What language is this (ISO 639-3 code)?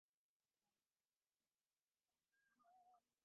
ben